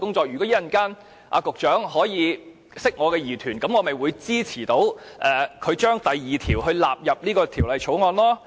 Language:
Cantonese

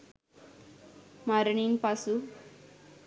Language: Sinhala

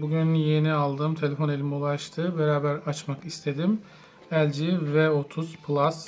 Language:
Turkish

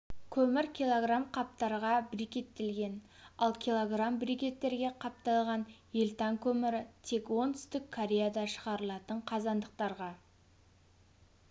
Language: Kazakh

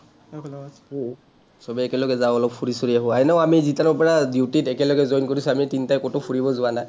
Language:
Assamese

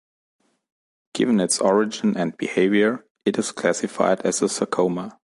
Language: English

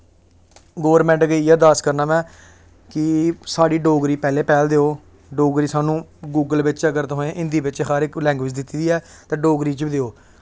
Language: Dogri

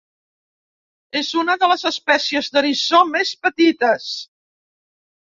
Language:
Catalan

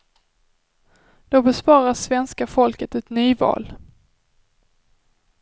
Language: Swedish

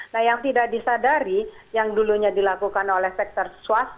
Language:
Indonesian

